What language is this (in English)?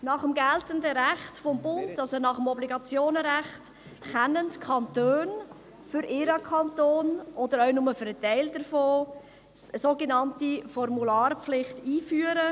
Swiss German